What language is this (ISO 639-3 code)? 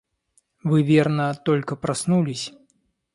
rus